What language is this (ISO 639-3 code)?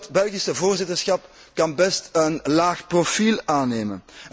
nld